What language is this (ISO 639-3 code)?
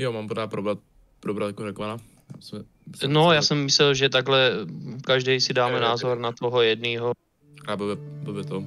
ces